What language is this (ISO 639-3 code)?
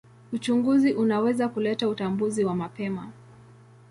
swa